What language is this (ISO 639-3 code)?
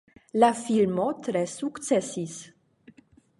epo